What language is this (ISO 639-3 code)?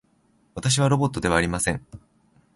jpn